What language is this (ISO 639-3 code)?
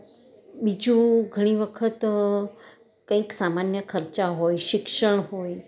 guj